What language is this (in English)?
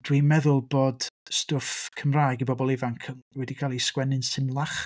Welsh